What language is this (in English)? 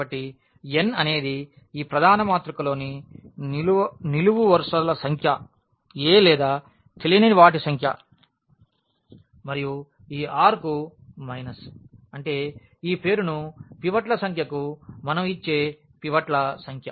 Telugu